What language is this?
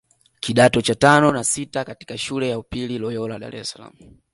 Swahili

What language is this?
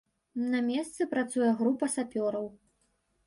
Belarusian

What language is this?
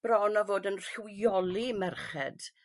Welsh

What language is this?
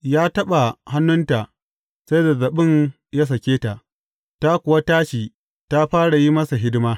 Hausa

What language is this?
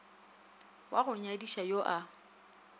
Northern Sotho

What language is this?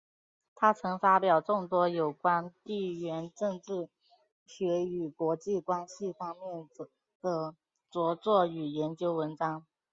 Chinese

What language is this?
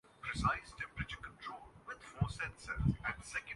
Urdu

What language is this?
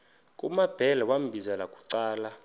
Xhosa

